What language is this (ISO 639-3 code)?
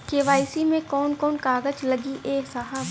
bho